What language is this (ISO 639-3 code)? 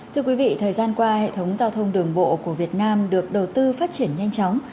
vie